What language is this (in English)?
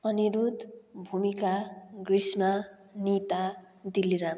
Nepali